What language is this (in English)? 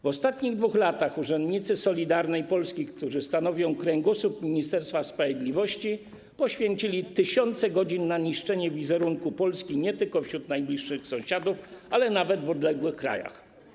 Polish